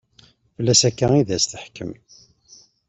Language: Kabyle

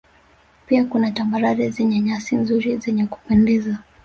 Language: Swahili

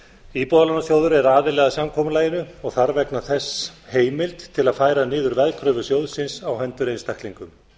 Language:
Icelandic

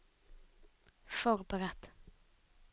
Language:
Norwegian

